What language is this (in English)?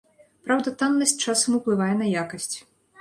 Belarusian